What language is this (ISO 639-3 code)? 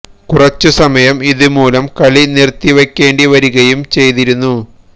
mal